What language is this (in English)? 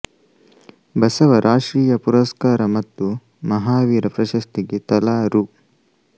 Kannada